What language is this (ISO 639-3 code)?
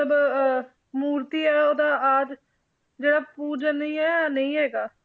pan